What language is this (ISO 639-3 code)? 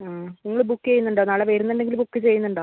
mal